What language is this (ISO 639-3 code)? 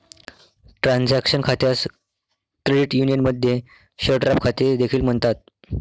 mar